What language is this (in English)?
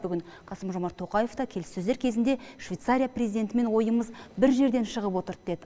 Kazakh